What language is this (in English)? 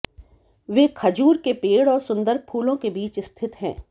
Hindi